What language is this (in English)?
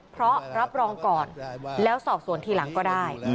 Thai